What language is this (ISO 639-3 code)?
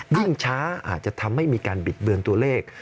tha